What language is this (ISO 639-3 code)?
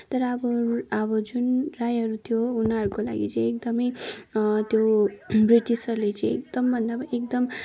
nep